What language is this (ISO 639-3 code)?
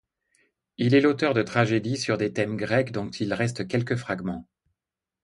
fra